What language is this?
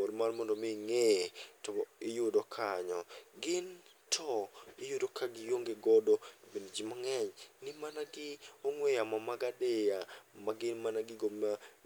Luo (Kenya and Tanzania)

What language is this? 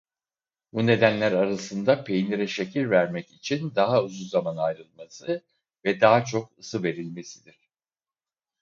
Turkish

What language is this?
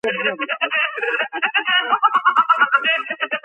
Georgian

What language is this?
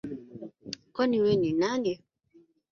Swahili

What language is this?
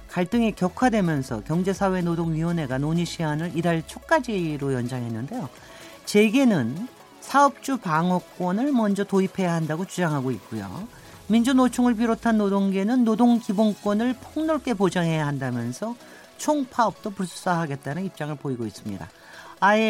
Korean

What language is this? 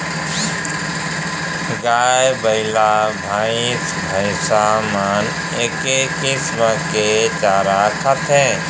Chhattisgarhi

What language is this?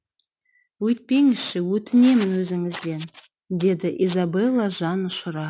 Kazakh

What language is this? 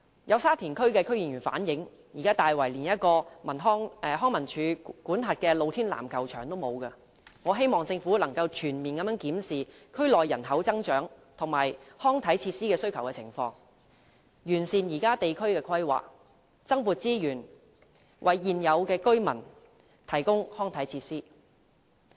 Cantonese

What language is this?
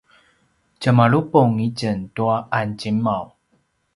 Paiwan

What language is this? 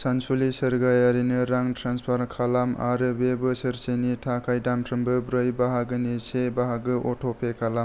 Bodo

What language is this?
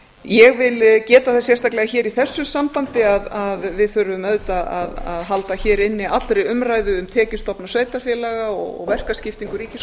Icelandic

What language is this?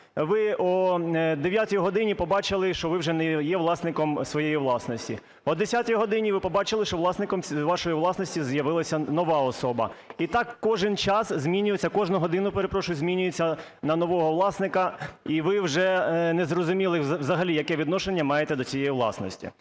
Ukrainian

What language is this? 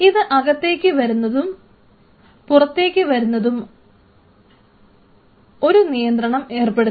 Malayalam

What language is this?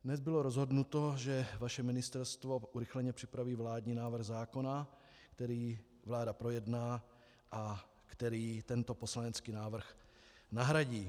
Czech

